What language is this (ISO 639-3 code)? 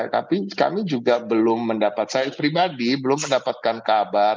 ind